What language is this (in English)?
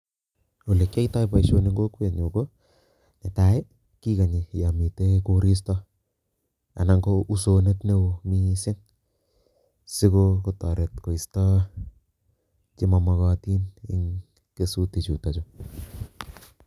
Kalenjin